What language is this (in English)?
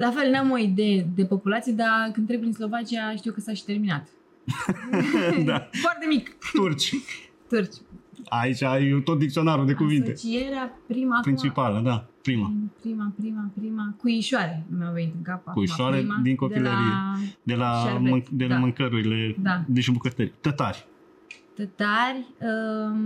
Romanian